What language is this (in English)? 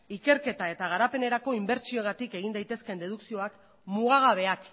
Basque